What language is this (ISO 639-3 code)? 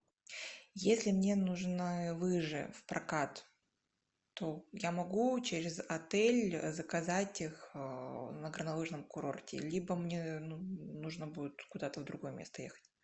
rus